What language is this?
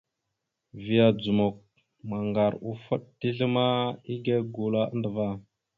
Mada (Cameroon)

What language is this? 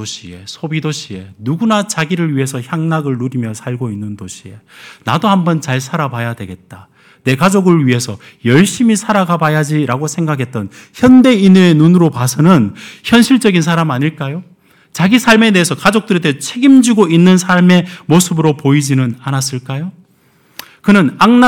Korean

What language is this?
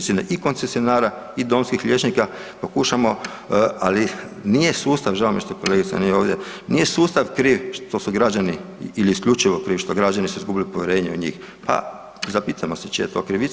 Croatian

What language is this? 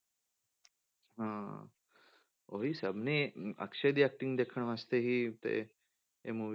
Punjabi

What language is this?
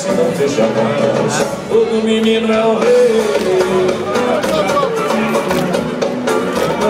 Ukrainian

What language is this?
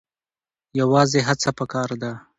Pashto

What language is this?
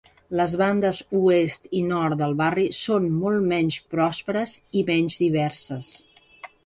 Catalan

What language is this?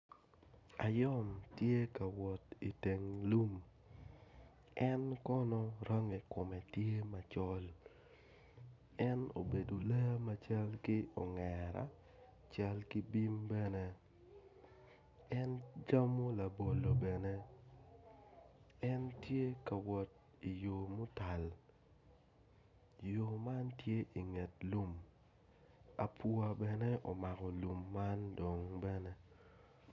Acoli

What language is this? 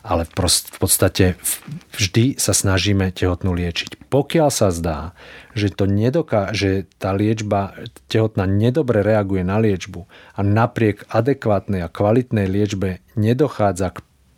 Slovak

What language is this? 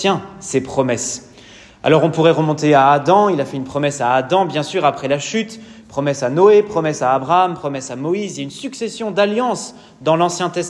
French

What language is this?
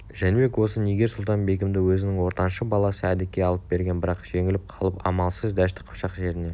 Kazakh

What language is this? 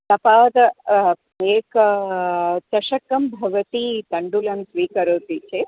Sanskrit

